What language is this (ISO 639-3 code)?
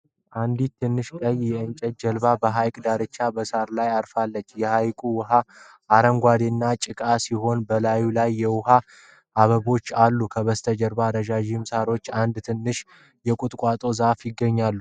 amh